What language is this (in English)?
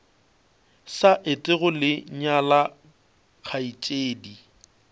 Northern Sotho